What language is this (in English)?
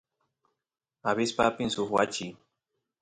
Santiago del Estero Quichua